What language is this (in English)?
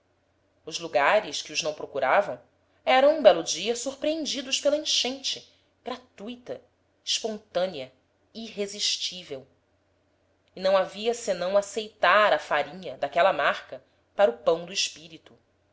Portuguese